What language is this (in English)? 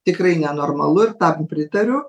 Lithuanian